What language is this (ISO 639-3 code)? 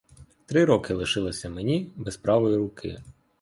ukr